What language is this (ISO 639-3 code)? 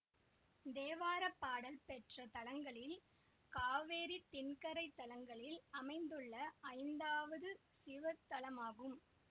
tam